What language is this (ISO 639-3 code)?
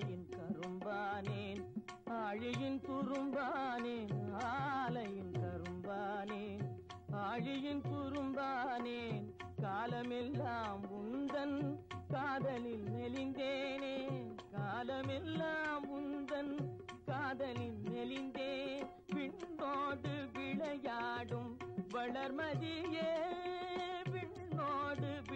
ind